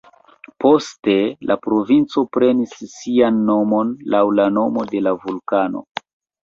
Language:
Esperanto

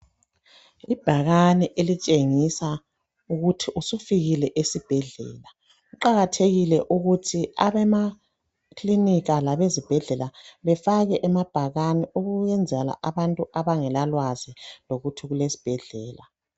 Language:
North Ndebele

